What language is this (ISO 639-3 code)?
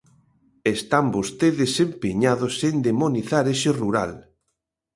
glg